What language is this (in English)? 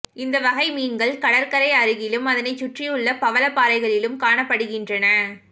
Tamil